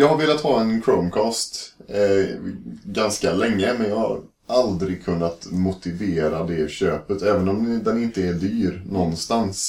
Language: Swedish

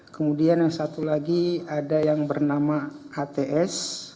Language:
Indonesian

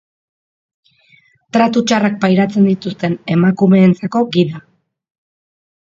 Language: Basque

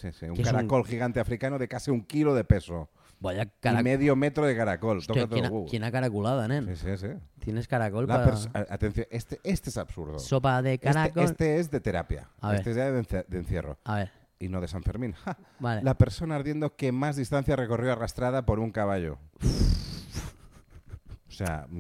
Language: Spanish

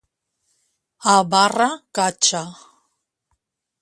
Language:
Catalan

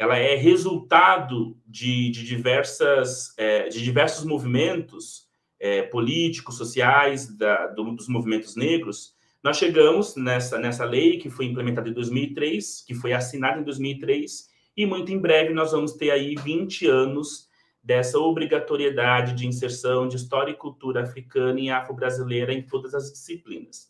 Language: Portuguese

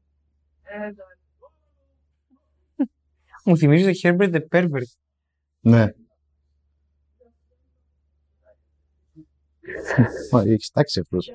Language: Greek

